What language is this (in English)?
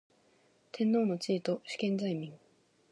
Japanese